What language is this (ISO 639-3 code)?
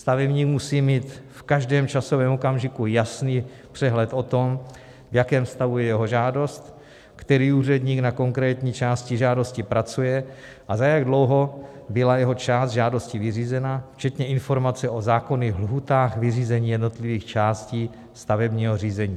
ces